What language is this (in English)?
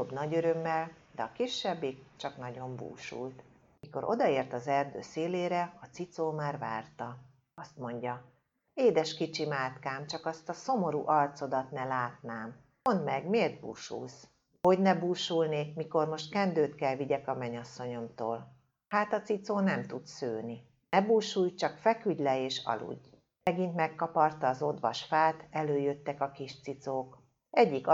Hungarian